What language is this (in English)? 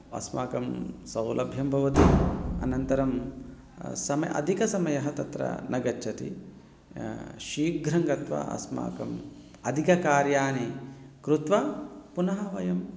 Sanskrit